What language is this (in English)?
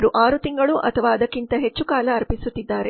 Kannada